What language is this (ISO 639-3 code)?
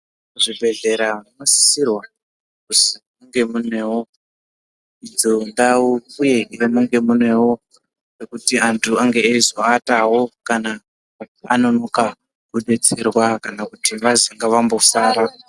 ndc